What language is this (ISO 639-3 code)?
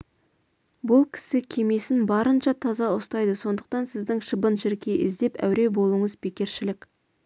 kaz